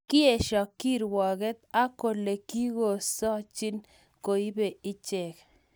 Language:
Kalenjin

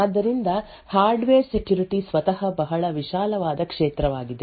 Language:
Kannada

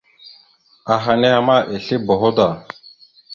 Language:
Mada (Cameroon)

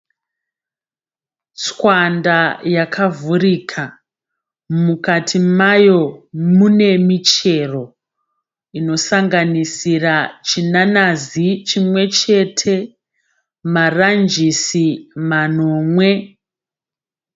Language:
Shona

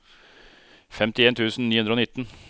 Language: Norwegian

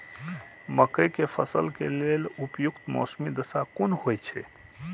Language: Maithili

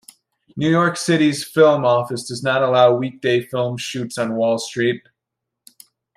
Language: English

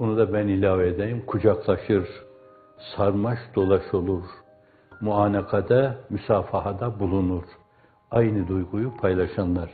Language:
Turkish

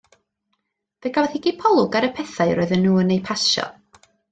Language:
Welsh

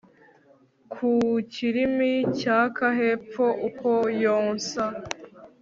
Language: Kinyarwanda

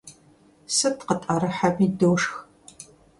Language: Kabardian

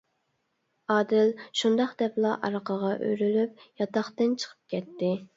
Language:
Uyghur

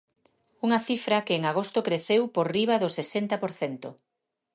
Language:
Galician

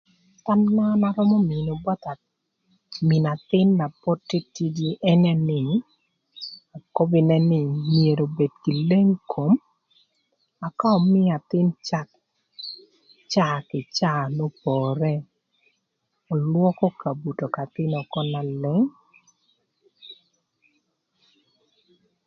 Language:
Thur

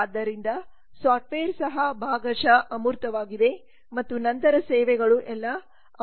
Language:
Kannada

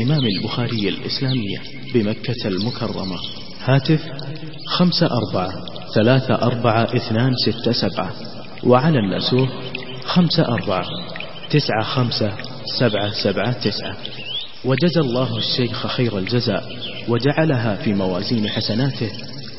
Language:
Arabic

